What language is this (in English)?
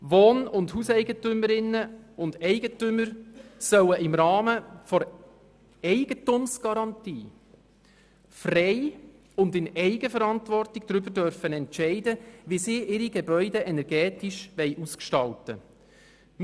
Swiss German